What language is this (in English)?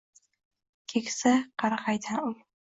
Uzbek